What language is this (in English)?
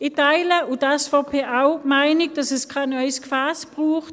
Swiss German